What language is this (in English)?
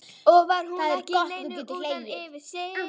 Icelandic